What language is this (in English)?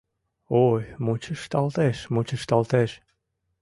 Mari